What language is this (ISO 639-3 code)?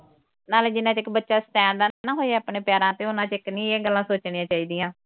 pan